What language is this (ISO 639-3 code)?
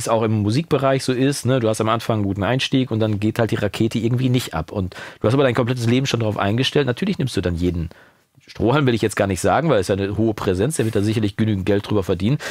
deu